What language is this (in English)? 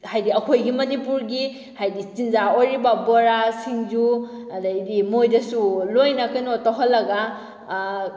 Manipuri